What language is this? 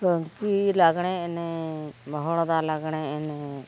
Santali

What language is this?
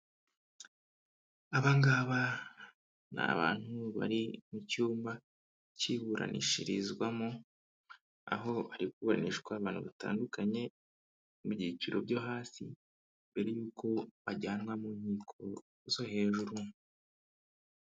Kinyarwanda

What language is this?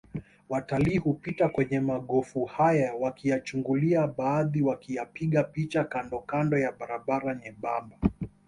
Swahili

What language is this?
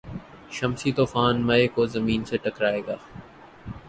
Urdu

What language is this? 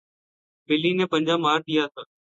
Urdu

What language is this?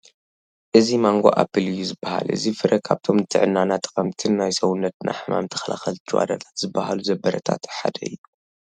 Tigrinya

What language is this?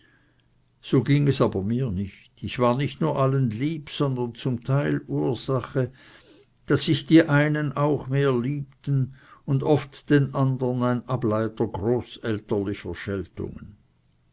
German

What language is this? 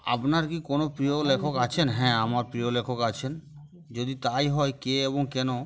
Bangla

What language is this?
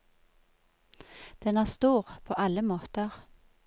Norwegian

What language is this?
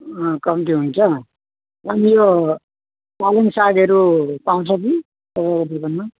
Nepali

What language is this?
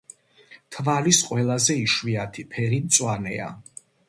Georgian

